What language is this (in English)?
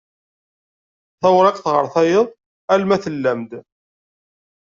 Kabyle